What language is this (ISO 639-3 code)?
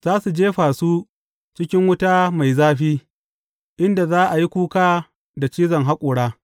hau